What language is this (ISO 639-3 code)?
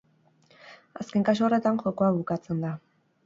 eus